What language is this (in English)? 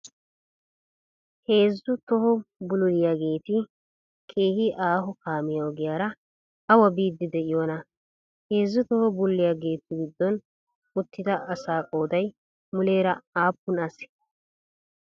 Wolaytta